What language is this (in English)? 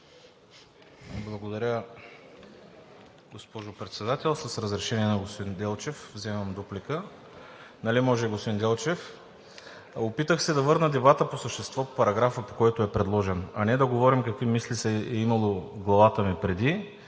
Bulgarian